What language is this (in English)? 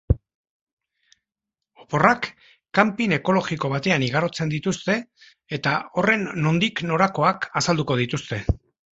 Basque